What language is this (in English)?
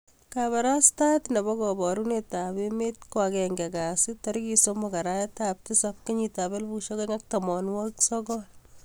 Kalenjin